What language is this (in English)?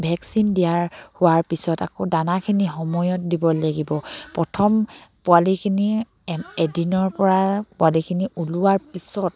Assamese